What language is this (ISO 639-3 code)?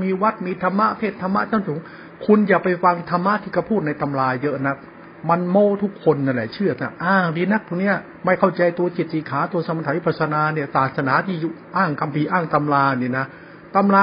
tha